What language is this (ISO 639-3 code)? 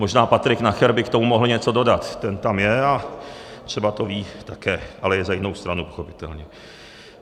ces